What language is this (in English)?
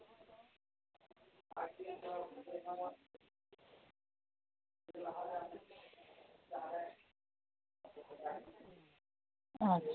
Santali